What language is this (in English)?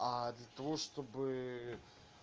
Russian